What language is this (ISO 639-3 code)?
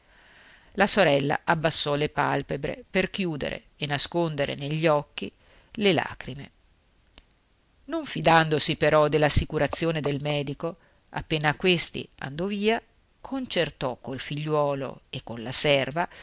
ita